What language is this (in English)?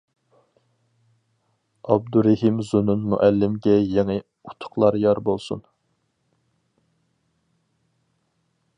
Uyghur